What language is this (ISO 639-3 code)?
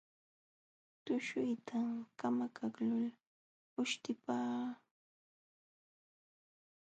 qxw